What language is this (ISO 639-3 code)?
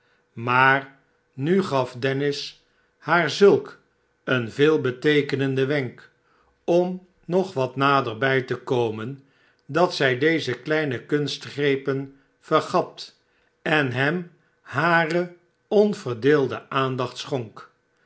nld